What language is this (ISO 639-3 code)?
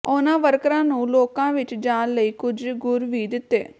pan